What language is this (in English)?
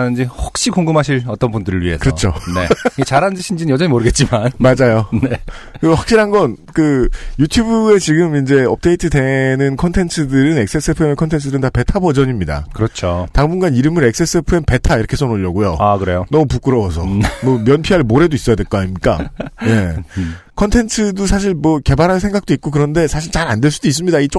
Korean